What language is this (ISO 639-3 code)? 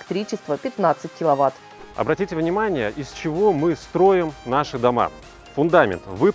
rus